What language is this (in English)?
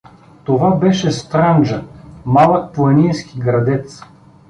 Bulgarian